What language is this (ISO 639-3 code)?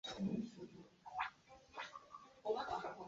zho